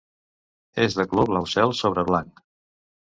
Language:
Catalan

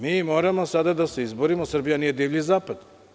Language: Serbian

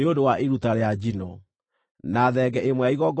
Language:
Kikuyu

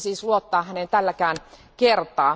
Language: Finnish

